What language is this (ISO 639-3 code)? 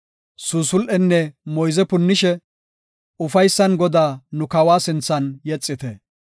gof